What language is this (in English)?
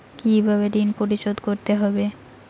Bangla